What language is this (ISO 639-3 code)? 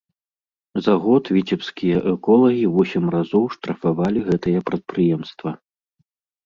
bel